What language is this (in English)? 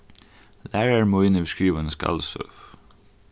Faroese